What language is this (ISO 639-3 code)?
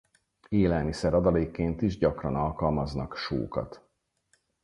hun